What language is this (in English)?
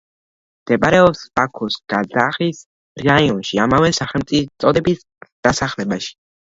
Georgian